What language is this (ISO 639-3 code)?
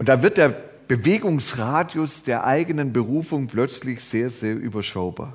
deu